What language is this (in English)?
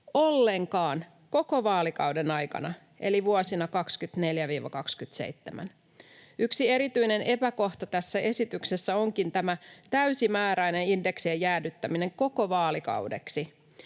Finnish